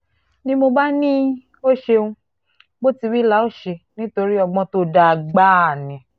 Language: Yoruba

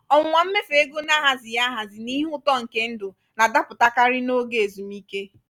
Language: Igbo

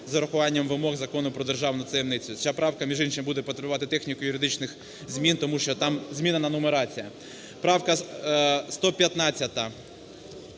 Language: Ukrainian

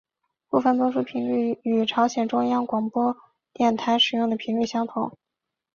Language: Chinese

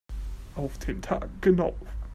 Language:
German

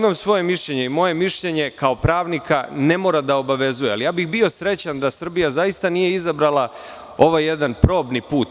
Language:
Serbian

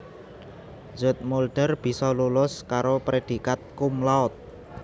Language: Javanese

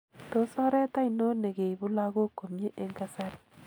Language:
Kalenjin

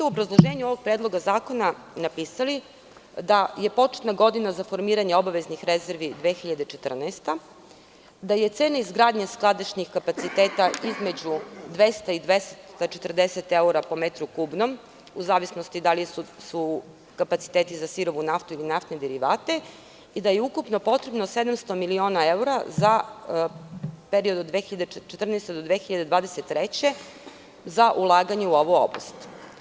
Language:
Serbian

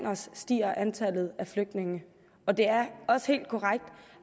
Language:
Danish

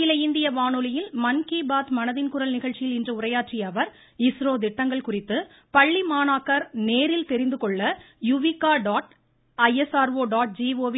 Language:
Tamil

